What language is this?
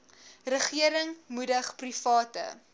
Afrikaans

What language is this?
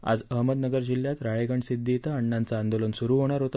Marathi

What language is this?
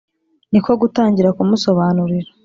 Kinyarwanda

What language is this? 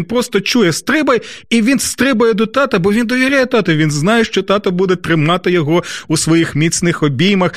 Ukrainian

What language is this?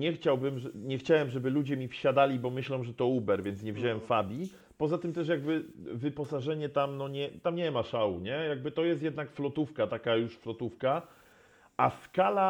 Polish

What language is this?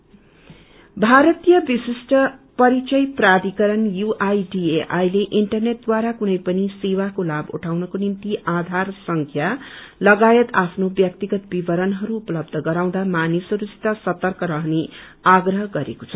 Nepali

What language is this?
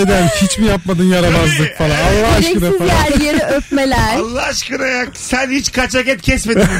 Turkish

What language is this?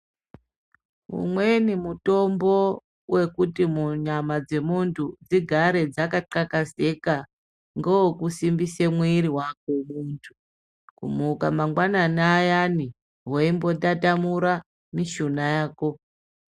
Ndau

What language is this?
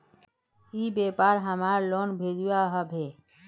Magahi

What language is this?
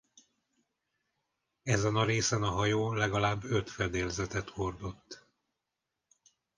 Hungarian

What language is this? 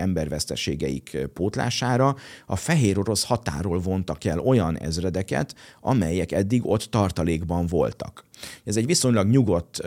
Hungarian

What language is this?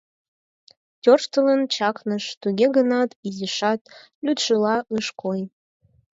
Mari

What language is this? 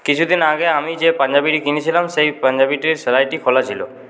Bangla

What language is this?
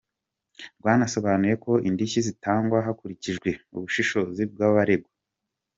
Kinyarwanda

